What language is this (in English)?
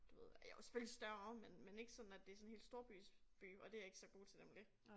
Danish